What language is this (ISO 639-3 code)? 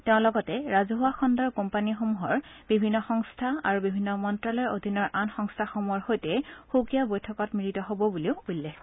asm